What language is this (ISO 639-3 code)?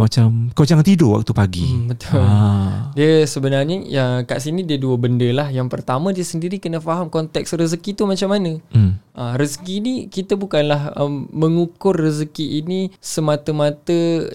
msa